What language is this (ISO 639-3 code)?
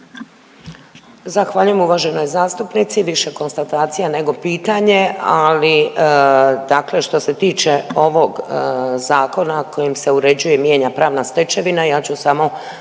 hrv